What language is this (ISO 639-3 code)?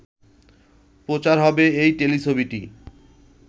ben